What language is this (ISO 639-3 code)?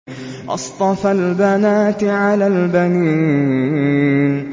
ara